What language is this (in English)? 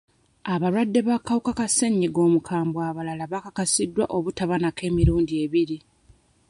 Ganda